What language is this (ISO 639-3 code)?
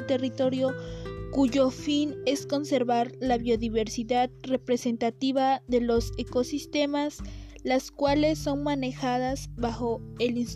spa